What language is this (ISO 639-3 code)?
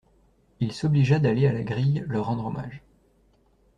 fra